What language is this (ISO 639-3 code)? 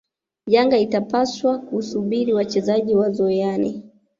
swa